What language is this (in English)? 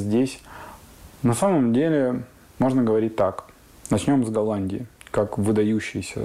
Russian